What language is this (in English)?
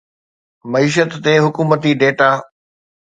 Sindhi